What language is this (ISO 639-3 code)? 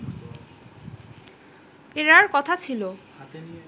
ben